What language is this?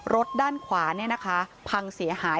Thai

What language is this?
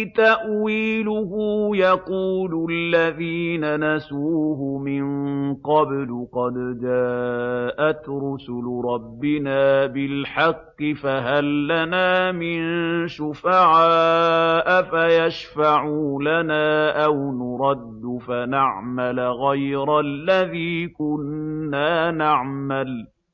Arabic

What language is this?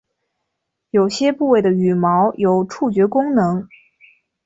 Chinese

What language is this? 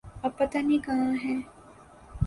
Urdu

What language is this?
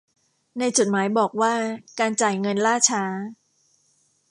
Thai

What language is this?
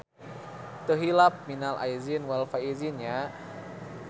Sundanese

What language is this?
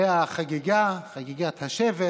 Hebrew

